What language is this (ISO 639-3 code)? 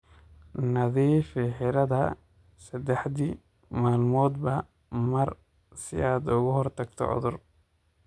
som